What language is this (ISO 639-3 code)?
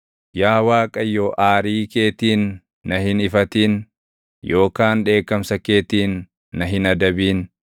orm